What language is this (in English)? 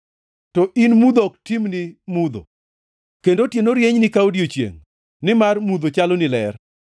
Luo (Kenya and Tanzania)